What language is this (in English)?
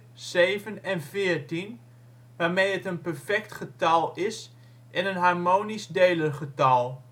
Dutch